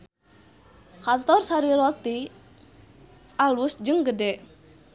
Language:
Sundanese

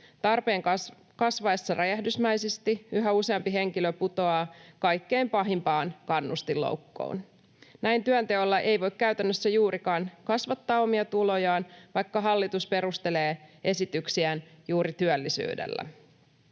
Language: Finnish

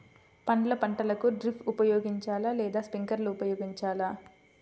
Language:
Telugu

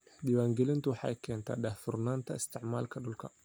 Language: Somali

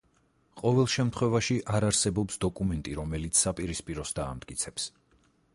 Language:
Georgian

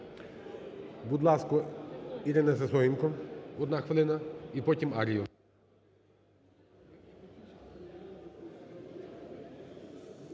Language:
Ukrainian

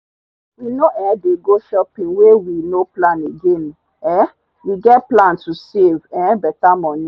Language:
Nigerian Pidgin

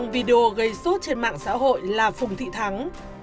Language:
Vietnamese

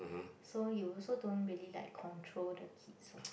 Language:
English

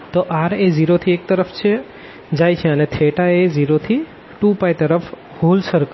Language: Gujarati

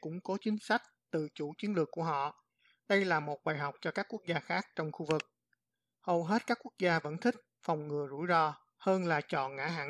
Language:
Vietnamese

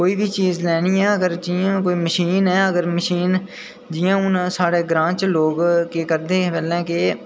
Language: Dogri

